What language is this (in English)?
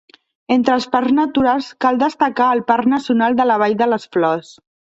Catalan